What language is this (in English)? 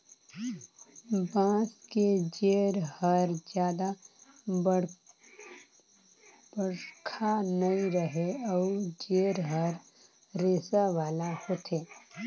Chhattisgarhi